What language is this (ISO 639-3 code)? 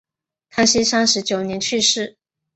zho